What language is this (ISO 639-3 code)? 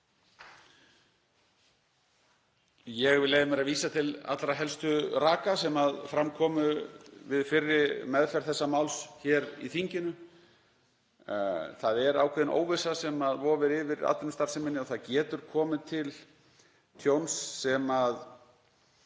isl